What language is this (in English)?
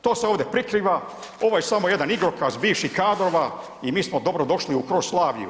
Croatian